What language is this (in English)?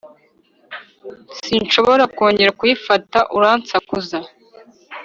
Kinyarwanda